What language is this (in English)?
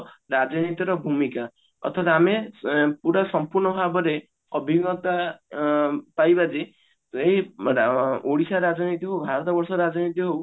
Odia